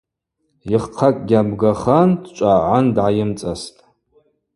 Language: Abaza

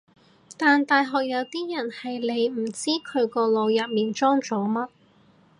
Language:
Cantonese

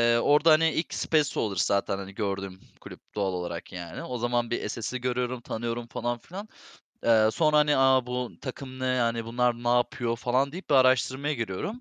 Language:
Turkish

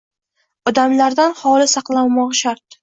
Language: Uzbek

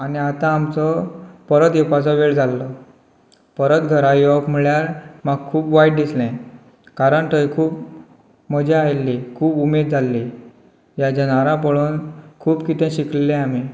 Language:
Konkani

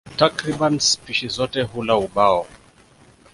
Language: Swahili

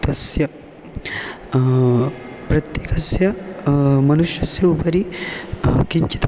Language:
Sanskrit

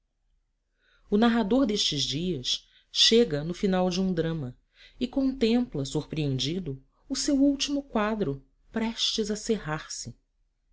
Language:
Portuguese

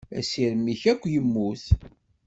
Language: Kabyle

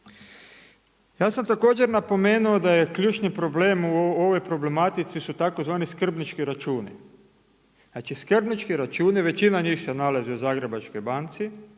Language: Croatian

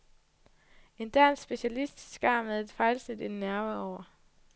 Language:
Danish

